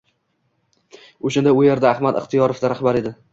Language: Uzbek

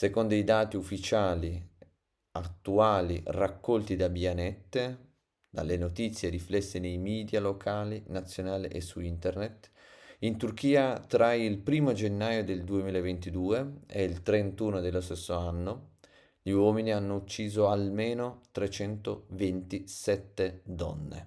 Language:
Italian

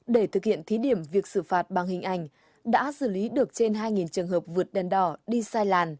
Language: Vietnamese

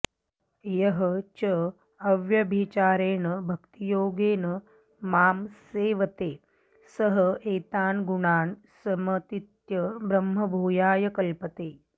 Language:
Sanskrit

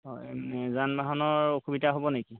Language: Assamese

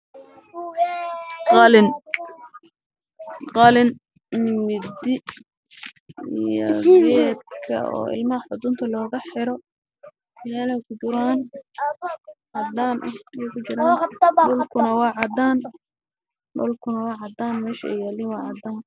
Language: Somali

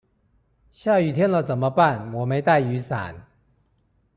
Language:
Chinese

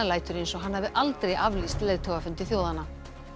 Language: Icelandic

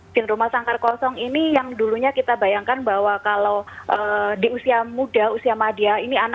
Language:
Indonesian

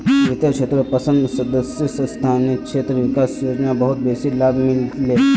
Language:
Magahi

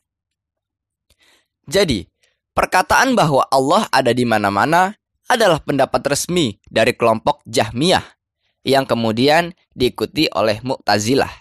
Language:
Indonesian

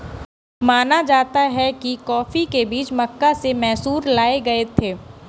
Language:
Hindi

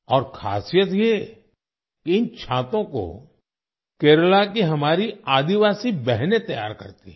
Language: Hindi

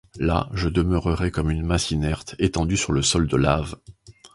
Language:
French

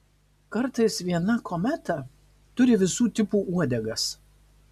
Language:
Lithuanian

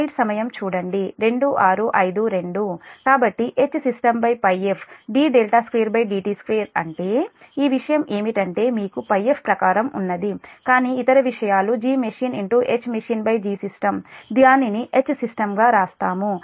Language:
Telugu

